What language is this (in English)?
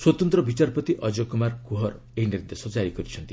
Odia